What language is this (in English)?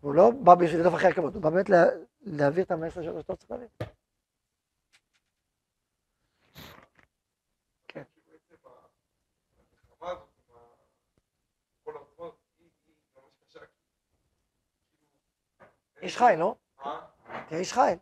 Hebrew